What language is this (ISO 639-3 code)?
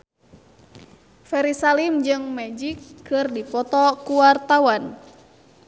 sun